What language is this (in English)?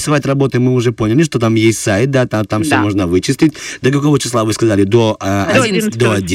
Russian